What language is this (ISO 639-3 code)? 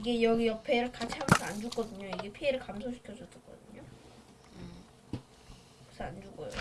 kor